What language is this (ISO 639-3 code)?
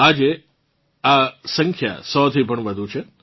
guj